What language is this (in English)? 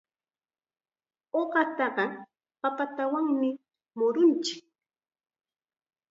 Chiquián Ancash Quechua